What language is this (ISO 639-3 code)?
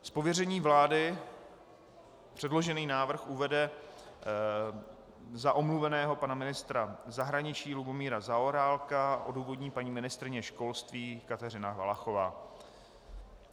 ces